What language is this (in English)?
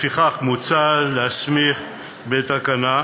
Hebrew